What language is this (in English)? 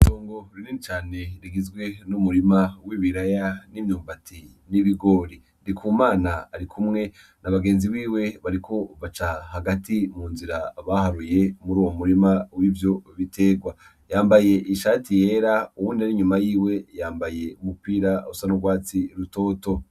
Rundi